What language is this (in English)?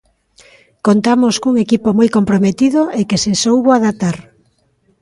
Galician